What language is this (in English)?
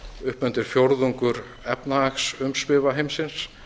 Icelandic